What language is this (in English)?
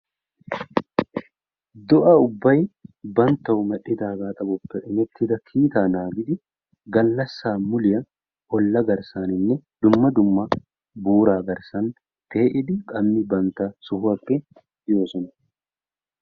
Wolaytta